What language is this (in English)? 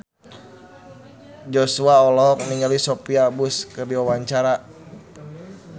Sundanese